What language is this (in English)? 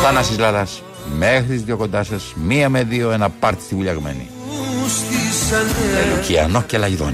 Greek